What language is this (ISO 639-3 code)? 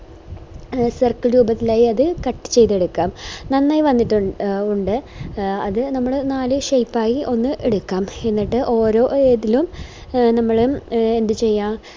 mal